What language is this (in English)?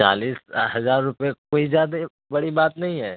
Urdu